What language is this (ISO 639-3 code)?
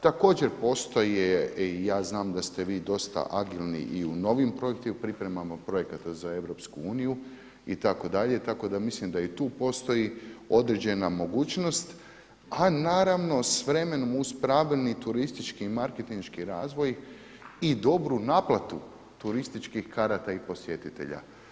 hrv